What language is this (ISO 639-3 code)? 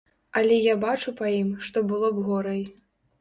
bel